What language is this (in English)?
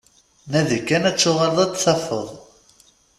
Kabyle